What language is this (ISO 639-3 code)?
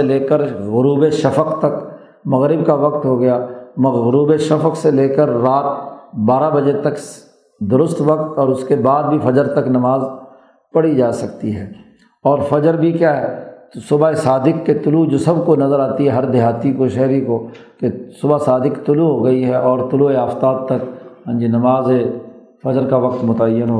urd